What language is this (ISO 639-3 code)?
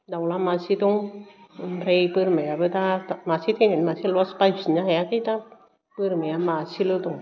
brx